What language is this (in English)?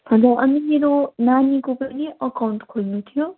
Nepali